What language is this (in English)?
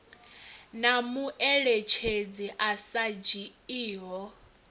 Venda